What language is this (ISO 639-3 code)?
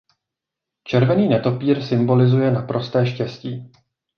ces